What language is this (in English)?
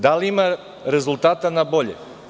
Serbian